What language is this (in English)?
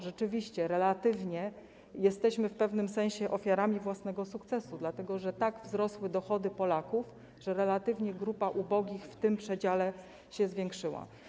Polish